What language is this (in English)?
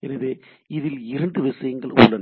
Tamil